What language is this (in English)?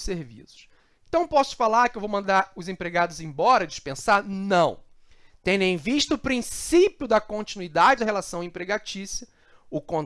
Portuguese